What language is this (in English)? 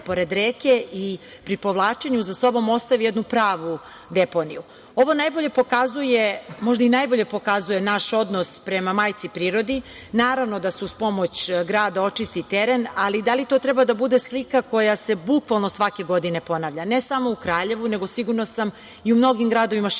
Serbian